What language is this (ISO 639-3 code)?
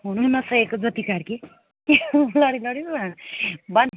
nep